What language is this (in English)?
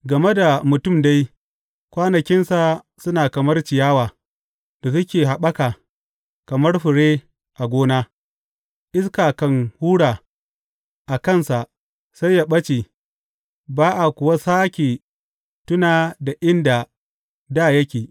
Hausa